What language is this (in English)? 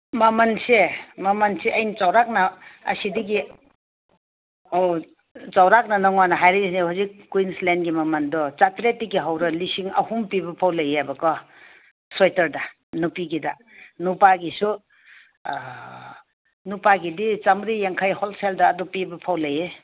Manipuri